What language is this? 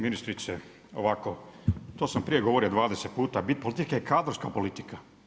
Croatian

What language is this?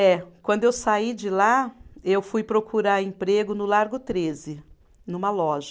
Portuguese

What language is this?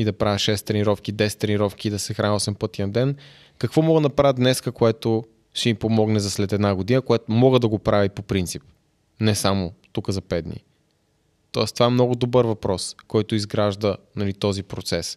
Bulgarian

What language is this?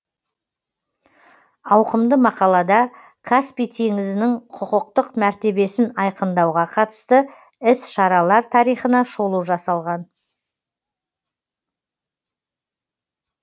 Kazakh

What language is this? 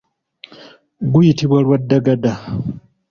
Ganda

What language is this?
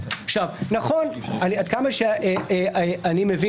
Hebrew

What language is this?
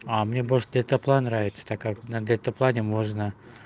Russian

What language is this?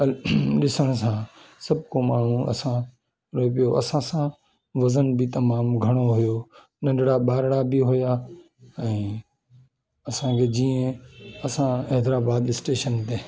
Sindhi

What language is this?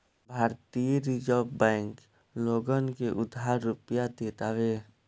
Bhojpuri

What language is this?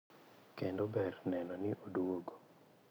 Luo (Kenya and Tanzania)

